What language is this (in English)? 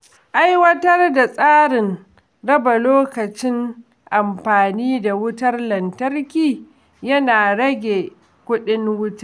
Hausa